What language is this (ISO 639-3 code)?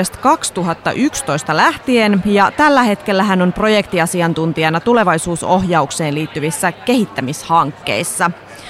fin